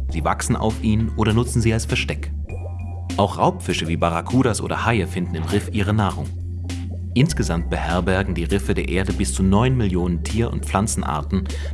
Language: German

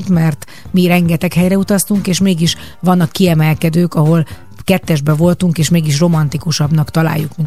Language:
Hungarian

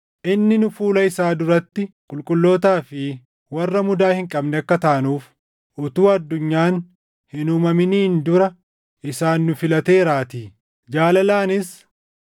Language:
Oromo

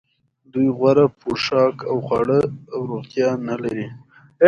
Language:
Pashto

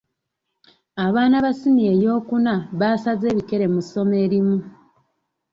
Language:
Ganda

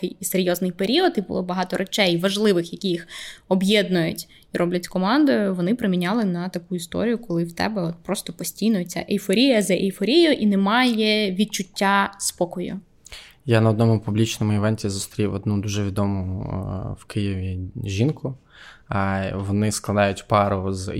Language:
Ukrainian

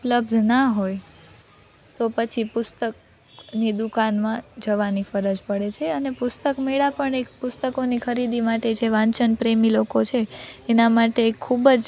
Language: Gujarati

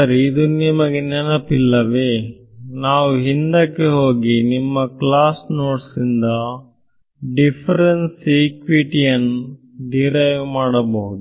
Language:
Kannada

